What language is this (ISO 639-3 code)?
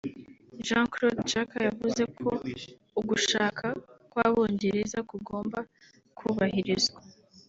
kin